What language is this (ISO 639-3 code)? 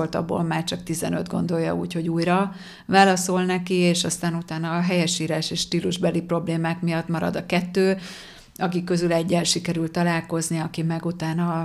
hun